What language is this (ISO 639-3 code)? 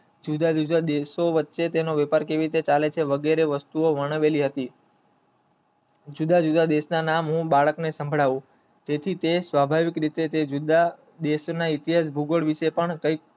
guj